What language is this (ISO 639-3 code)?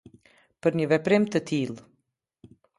sqi